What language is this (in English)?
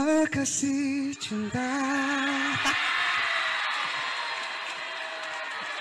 Indonesian